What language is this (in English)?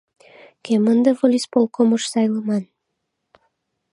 Mari